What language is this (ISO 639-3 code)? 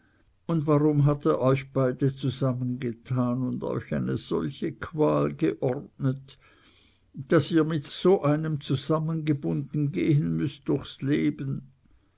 deu